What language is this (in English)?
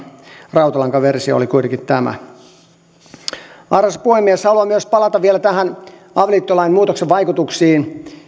Finnish